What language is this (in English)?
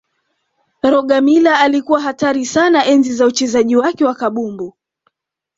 Swahili